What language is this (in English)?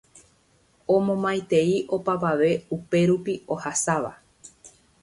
Guarani